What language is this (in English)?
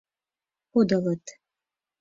Mari